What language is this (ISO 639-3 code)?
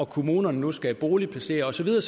dan